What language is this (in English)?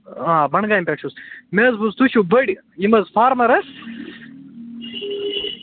Kashmiri